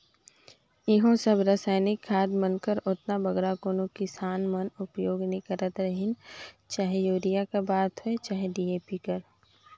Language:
Chhattisgarhi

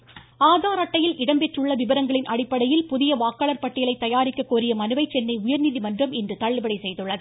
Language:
Tamil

